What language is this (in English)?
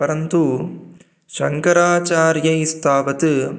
Sanskrit